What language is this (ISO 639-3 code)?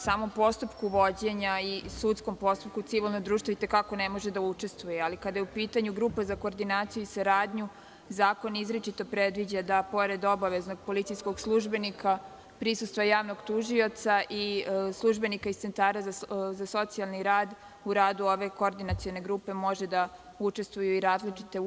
srp